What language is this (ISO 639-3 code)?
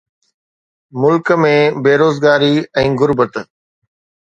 snd